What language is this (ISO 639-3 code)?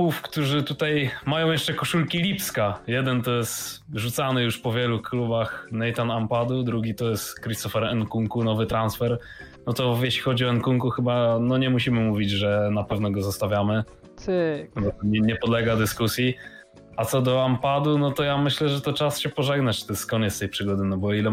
pol